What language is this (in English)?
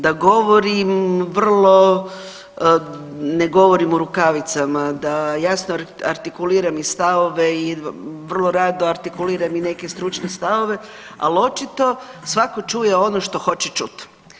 Croatian